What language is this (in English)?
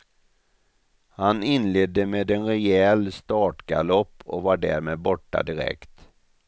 Swedish